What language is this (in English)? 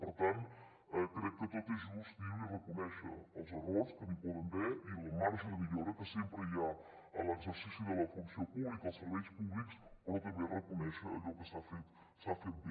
Catalan